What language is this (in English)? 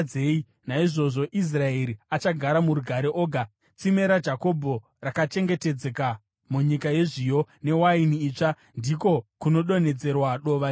Shona